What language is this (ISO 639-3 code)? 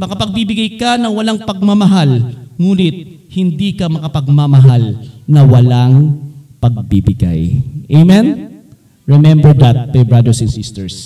fil